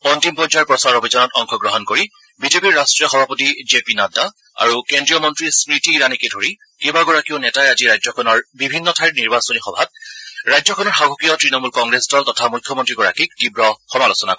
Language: Assamese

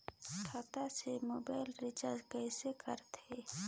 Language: Chhattisgarhi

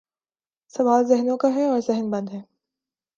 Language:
Urdu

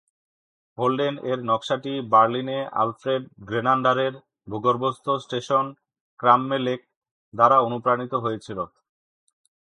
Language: Bangla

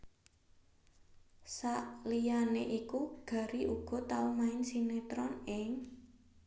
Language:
Javanese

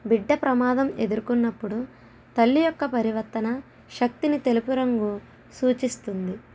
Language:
Telugu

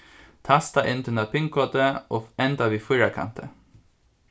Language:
Faroese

